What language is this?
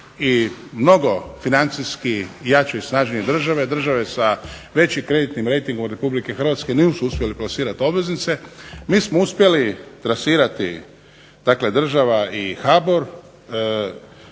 Croatian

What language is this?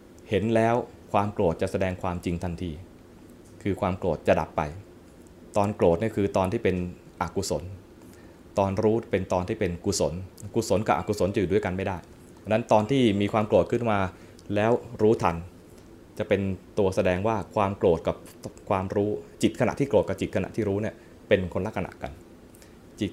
Thai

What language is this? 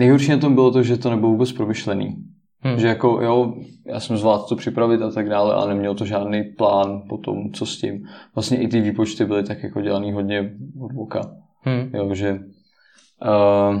Czech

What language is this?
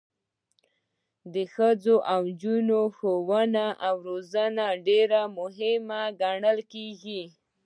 Pashto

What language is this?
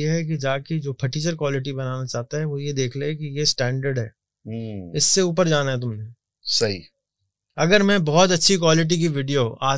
Urdu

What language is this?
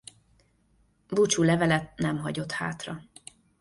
Hungarian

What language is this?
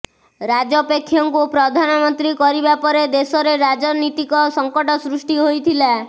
Odia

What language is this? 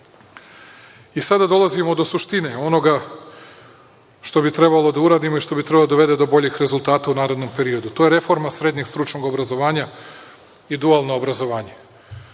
Serbian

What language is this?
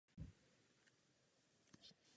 Czech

